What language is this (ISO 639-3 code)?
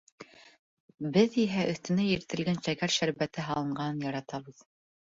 bak